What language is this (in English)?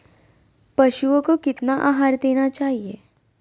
Magahi